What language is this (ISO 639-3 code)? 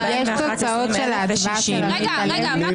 heb